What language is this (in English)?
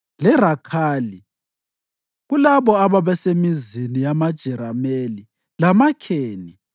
North Ndebele